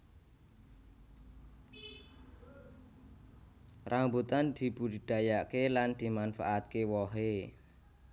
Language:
Javanese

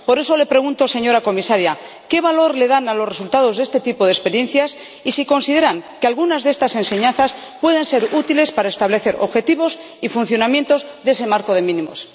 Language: Spanish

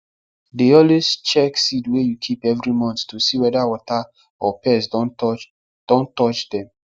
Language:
Nigerian Pidgin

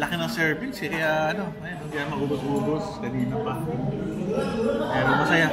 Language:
Filipino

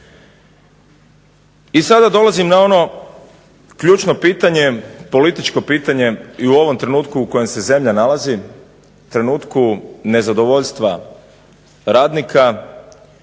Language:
Croatian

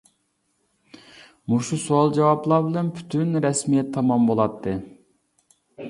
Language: Uyghur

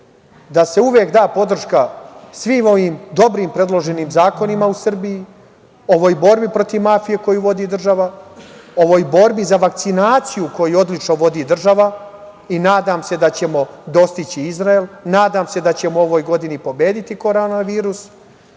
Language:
Serbian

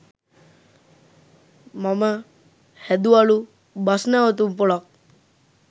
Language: Sinhala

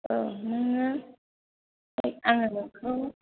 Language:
Bodo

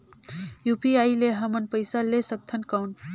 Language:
Chhattisgarhi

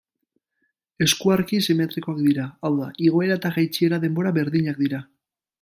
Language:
Basque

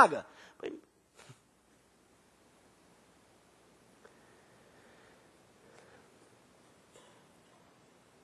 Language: Romanian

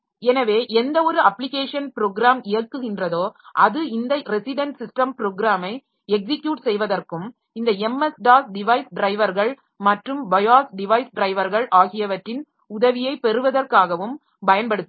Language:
Tamil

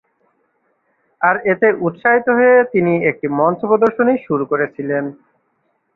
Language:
Bangla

